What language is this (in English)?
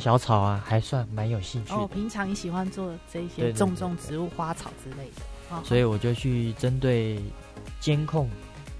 Chinese